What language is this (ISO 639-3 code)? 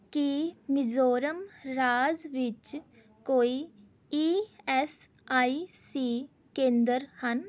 pan